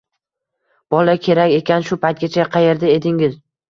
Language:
Uzbek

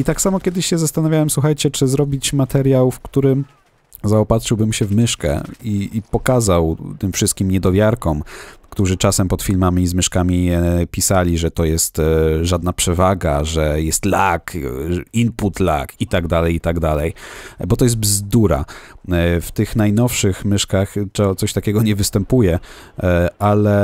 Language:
Polish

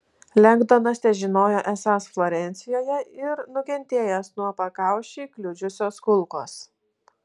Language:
Lithuanian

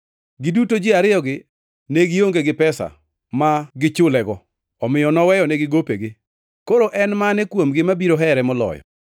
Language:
Luo (Kenya and Tanzania)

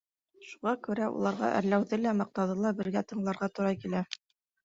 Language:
Bashkir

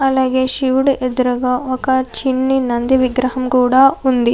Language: Telugu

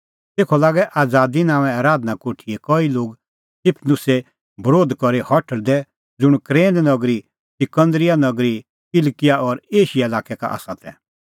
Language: Kullu Pahari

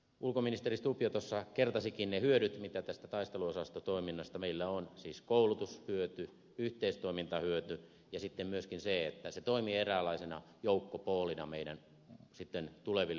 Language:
Finnish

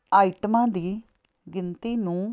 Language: Punjabi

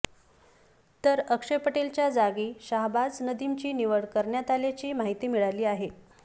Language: Marathi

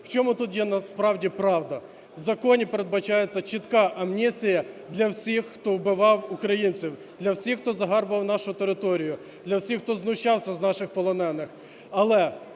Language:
Ukrainian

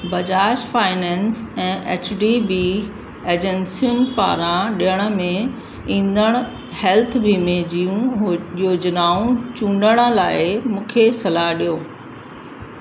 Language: Sindhi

